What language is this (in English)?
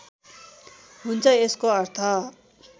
Nepali